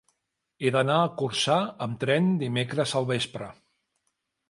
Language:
Catalan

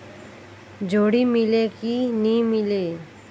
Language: Chhattisgarhi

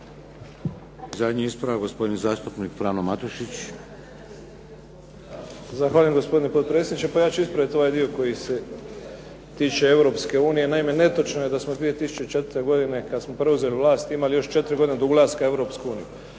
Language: Croatian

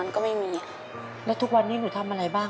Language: Thai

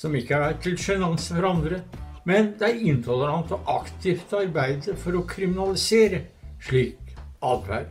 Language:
Norwegian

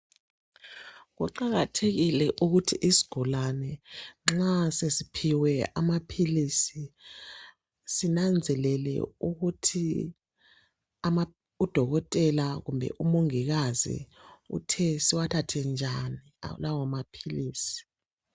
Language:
North Ndebele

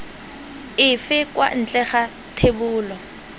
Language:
Tswana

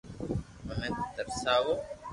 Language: Loarki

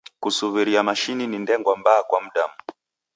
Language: Taita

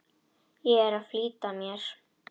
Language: Icelandic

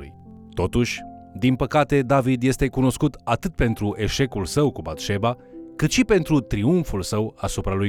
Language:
Romanian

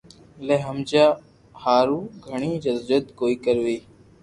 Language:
Loarki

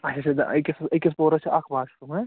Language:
Kashmiri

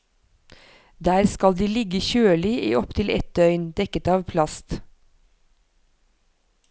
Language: Norwegian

